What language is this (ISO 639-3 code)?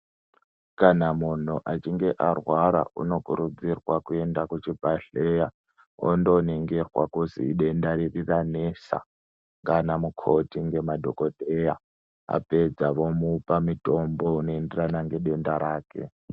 ndc